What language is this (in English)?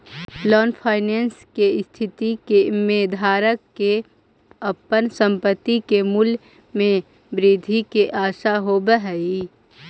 Magahi